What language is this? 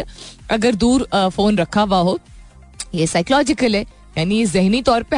Hindi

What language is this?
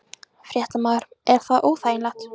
Icelandic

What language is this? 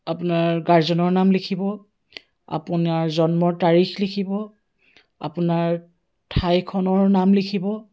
Assamese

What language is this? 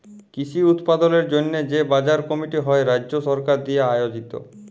Bangla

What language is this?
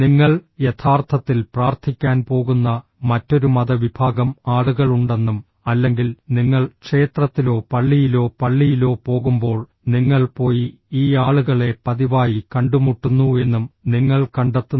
Malayalam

